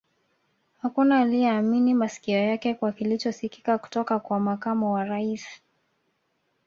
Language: Swahili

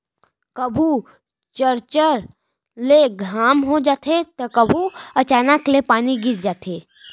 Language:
Chhattisgarhi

